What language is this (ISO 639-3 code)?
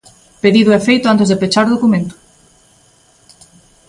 glg